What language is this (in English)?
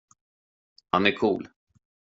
Swedish